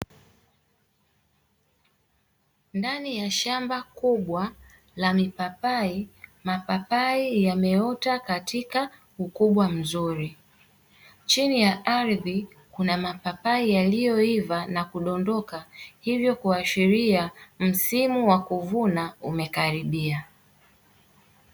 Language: Swahili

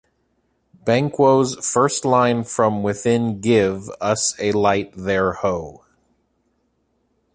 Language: English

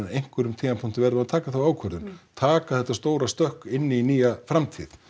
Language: Icelandic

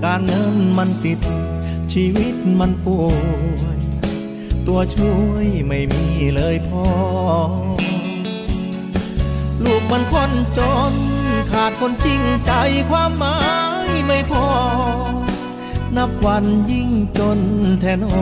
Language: Thai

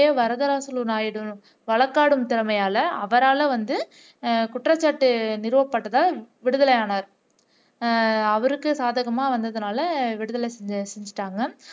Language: Tamil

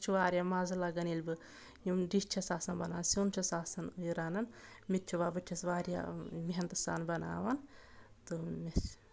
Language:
Kashmiri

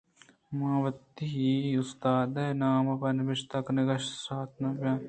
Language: Eastern Balochi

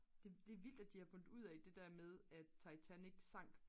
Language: Danish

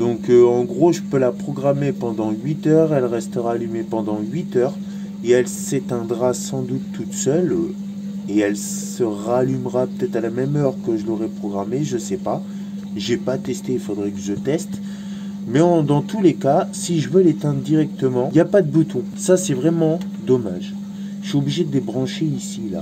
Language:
French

